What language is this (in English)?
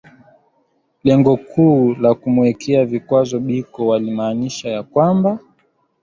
Swahili